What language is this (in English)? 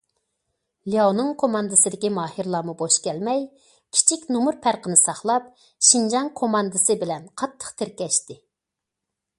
Uyghur